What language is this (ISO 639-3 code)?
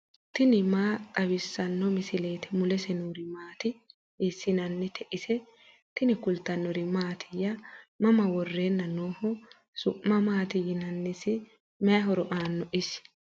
sid